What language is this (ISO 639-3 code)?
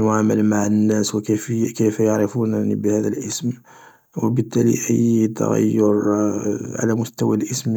arq